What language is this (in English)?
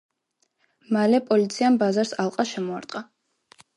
Georgian